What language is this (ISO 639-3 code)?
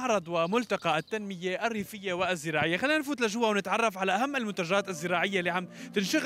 ara